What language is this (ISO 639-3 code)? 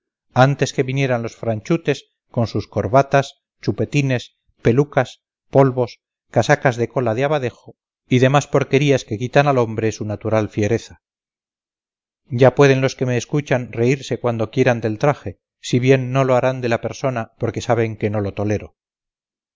spa